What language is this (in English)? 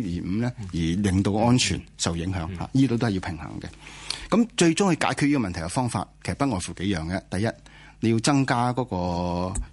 Chinese